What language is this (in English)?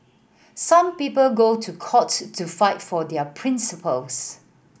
English